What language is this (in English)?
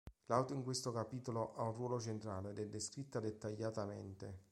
Italian